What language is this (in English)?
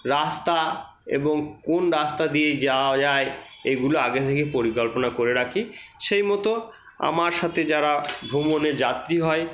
Bangla